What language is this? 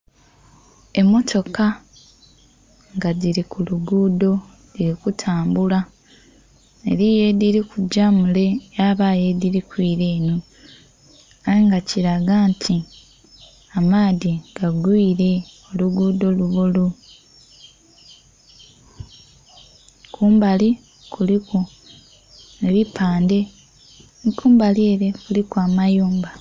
Soga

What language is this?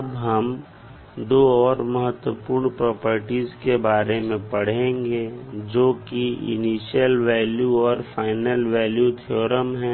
Hindi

